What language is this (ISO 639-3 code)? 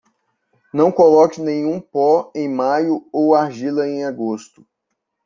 por